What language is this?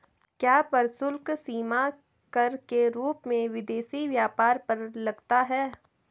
Hindi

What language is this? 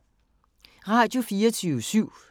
Danish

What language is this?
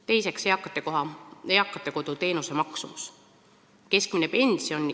Estonian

